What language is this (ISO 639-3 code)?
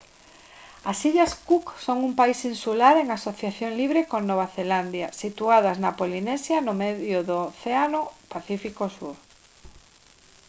glg